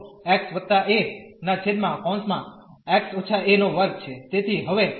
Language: Gujarati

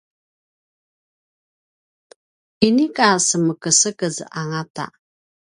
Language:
Paiwan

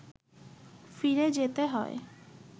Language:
Bangla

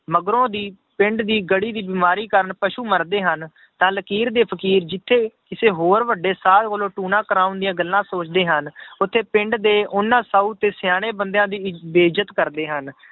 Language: Punjabi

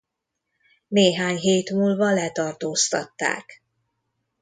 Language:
Hungarian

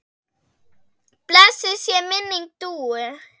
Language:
Icelandic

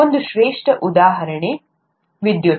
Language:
Kannada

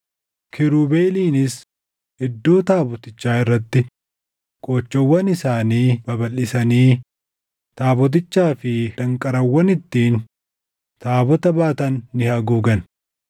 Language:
Oromo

